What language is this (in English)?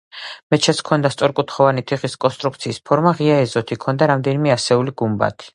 Georgian